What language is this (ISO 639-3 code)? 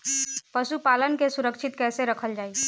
bho